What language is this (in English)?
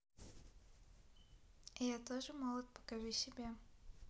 Russian